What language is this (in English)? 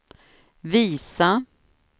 Swedish